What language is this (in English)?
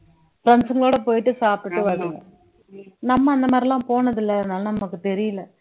Tamil